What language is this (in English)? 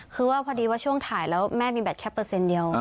Thai